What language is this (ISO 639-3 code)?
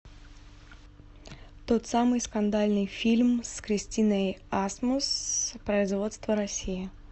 rus